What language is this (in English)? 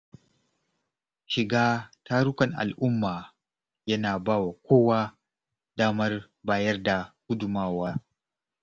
Hausa